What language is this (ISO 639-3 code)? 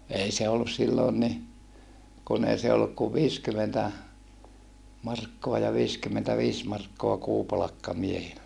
fin